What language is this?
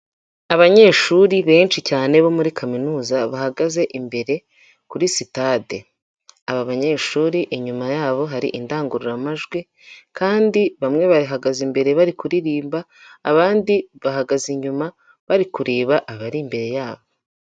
Kinyarwanda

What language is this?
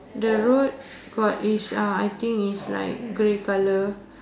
English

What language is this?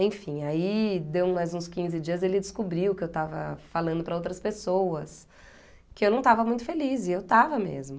Portuguese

